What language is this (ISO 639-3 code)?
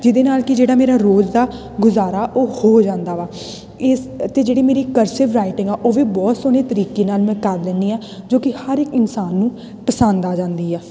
pan